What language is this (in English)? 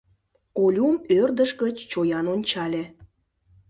Mari